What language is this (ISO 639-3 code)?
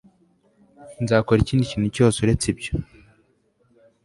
kin